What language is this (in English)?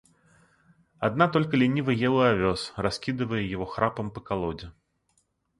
Russian